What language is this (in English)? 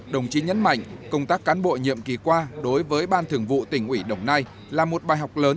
Vietnamese